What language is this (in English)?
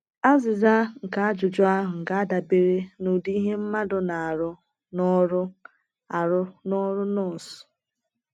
Igbo